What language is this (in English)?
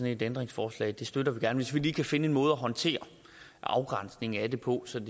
Danish